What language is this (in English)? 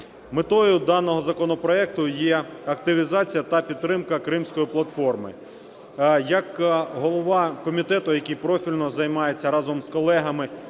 Ukrainian